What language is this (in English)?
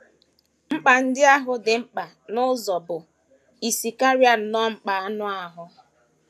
Igbo